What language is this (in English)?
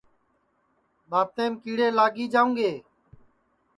Sansi